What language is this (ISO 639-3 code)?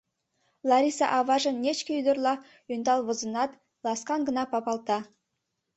chm